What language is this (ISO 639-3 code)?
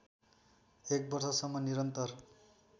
nep